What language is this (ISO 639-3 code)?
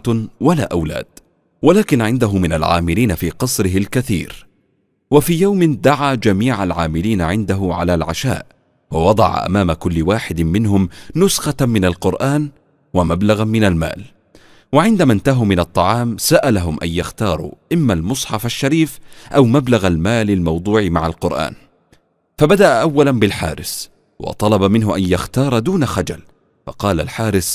ara